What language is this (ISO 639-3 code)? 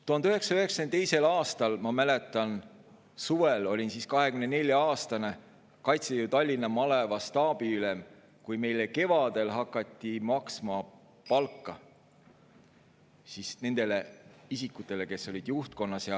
est